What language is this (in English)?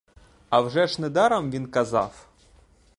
Ukrainian